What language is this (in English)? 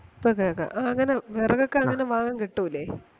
Malayalam